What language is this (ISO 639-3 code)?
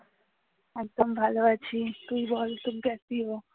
ben